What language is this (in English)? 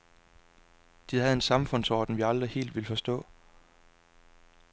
Danish